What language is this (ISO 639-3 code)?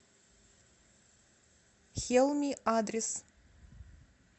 rus